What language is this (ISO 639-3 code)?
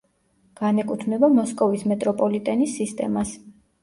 kat